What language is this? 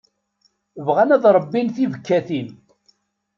Kabyle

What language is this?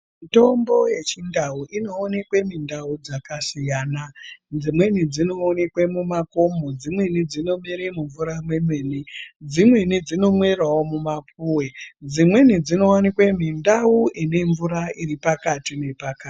Ndau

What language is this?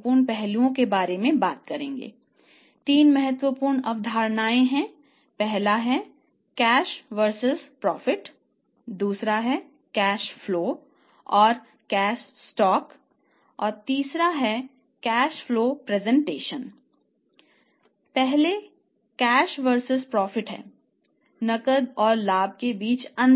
Hindi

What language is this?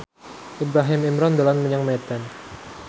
Javanese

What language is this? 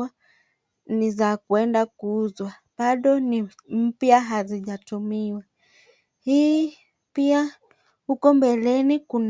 Swahili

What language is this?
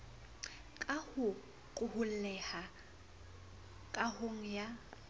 Southern Sotho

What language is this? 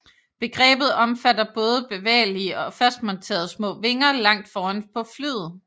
Danish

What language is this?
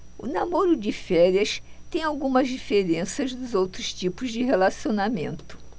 Portuguese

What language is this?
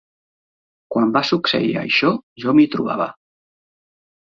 Catalan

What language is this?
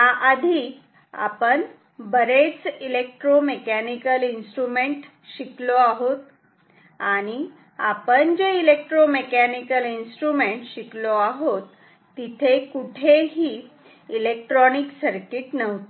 Marathi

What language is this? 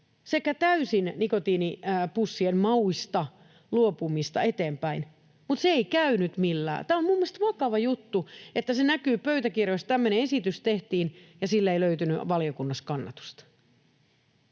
Finnish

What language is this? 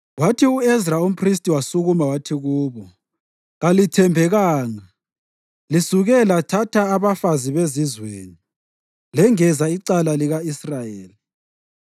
North Ndebele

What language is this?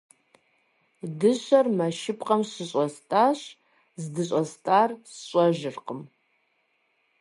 Kabardian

